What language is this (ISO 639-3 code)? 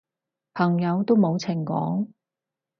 yue